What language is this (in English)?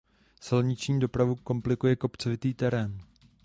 Czech